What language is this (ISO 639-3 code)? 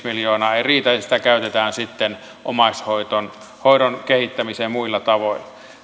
fin